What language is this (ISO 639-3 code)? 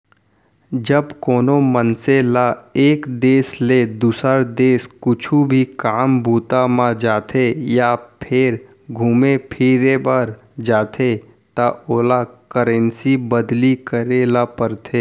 hne